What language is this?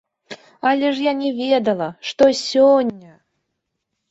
Belarusian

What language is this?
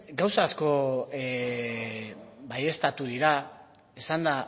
Basque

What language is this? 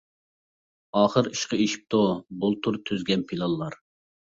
Uyghur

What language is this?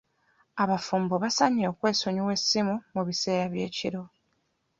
Ganda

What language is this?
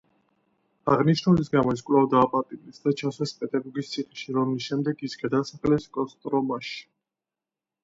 Georgian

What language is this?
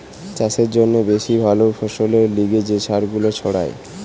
Bangla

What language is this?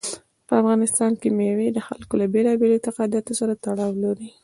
Pashto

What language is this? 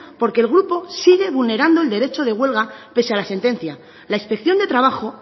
Spanish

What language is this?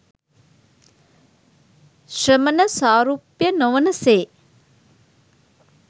Sinhala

